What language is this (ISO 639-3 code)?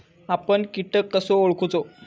mar